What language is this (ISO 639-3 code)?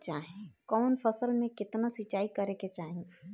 bho